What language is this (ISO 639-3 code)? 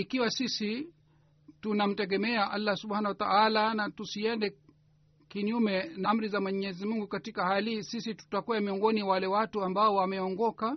swa